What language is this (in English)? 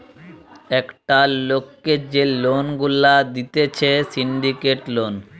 Bangla